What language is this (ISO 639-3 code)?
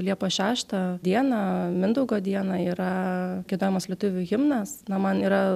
lit